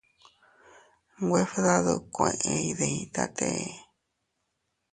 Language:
Teutila Cuicatec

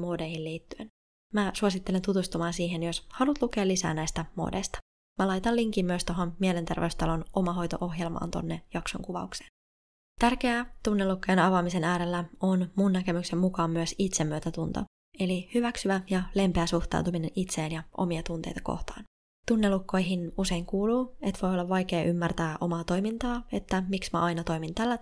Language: Finnish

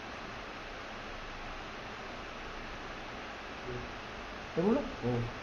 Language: Korean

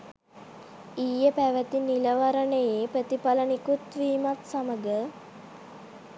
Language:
Sinhala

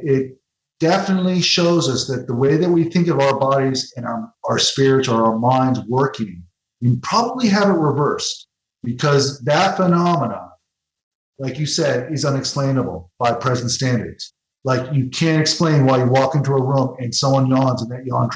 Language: English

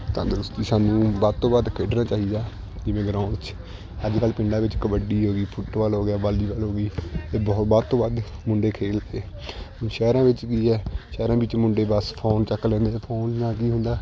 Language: Punjabi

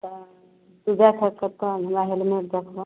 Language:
Maithili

